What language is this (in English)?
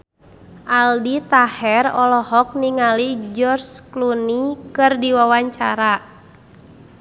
Sundanese